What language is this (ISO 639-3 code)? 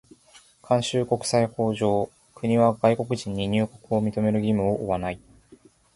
jpn